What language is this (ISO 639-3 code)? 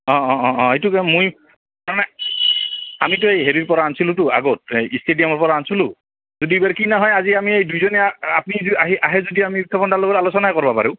asm